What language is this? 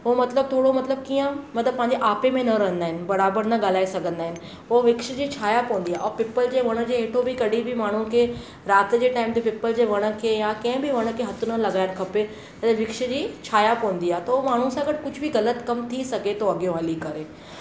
Sindhi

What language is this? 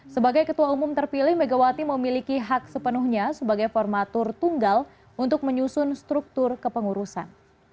Indonesian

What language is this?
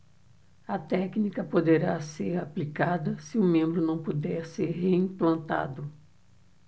Portuguese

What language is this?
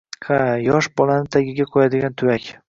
Uzbek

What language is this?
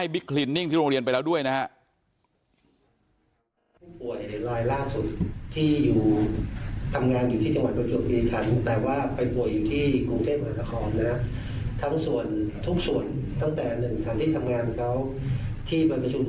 Thai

